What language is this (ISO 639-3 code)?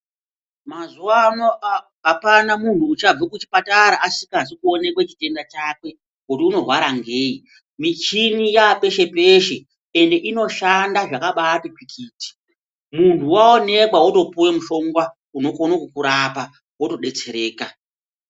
ndc